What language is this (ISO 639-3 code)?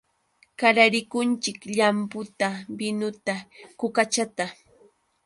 qux